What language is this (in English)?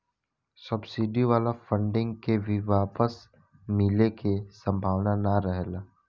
Bhojpuri